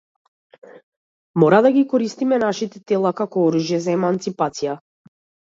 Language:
Macedonian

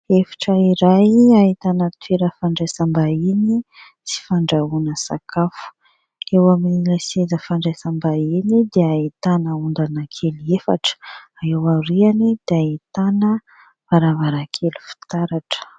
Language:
Malagasy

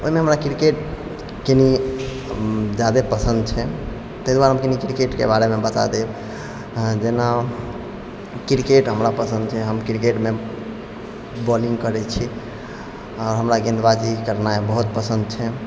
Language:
Maithili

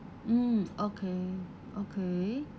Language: English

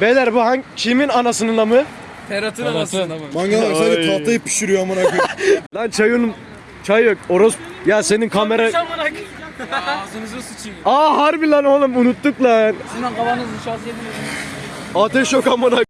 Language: Turkish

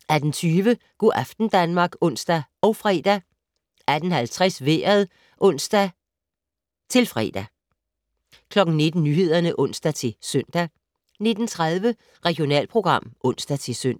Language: Danish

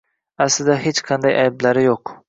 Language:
Uzbek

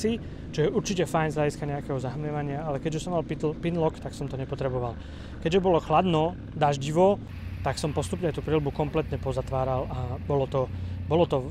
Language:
Slovak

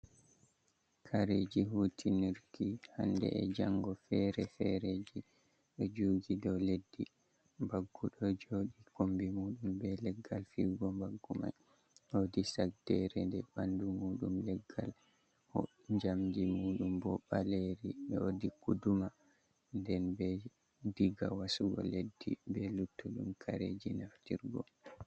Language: Fula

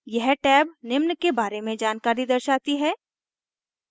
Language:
Hindi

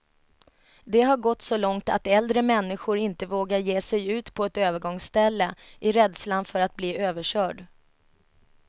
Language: Swedish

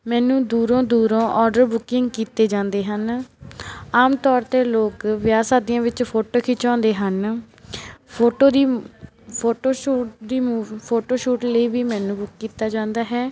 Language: Punjabi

